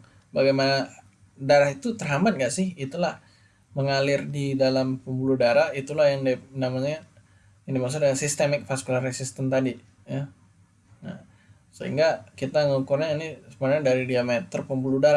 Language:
Indonesian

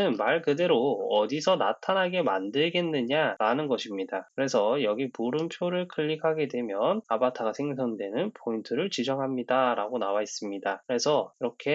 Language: Korean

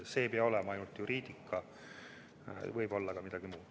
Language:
Estonian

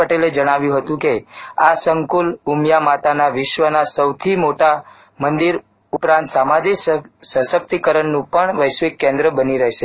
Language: Gujarati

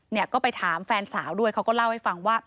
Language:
Thai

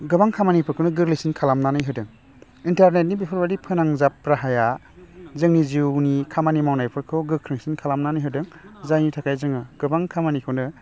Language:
Bodo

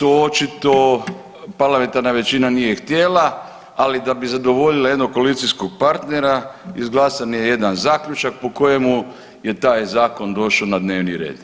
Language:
Croatian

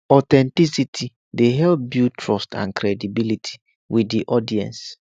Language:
Nigerian Pidgin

